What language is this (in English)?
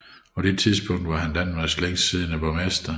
Danish